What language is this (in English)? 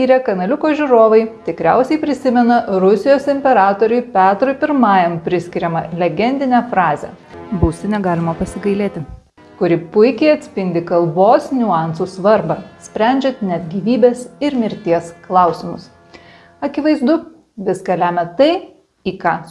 Lithuanian